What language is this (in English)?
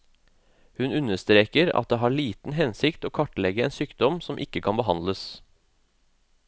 Norwegian